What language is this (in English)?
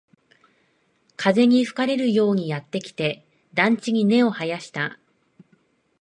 Japanese